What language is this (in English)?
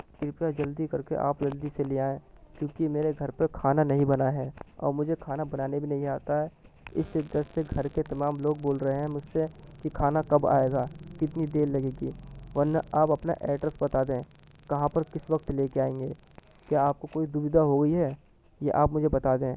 Urdu